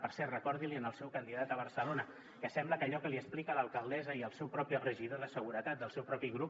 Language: Catalan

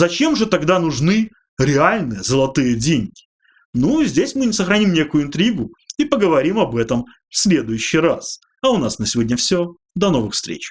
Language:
Russian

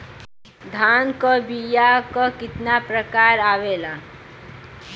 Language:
Bhojpuri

